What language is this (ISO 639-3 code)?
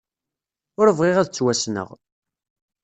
kab